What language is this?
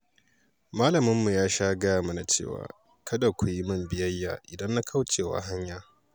Hausa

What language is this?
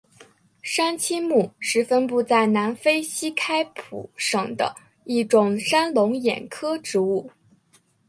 Chinese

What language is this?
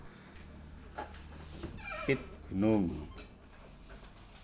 Javanese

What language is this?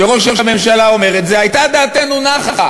Hebrew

